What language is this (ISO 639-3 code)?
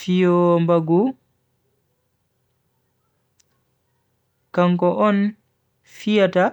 fui